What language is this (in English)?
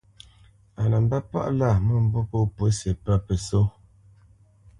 Bamenyam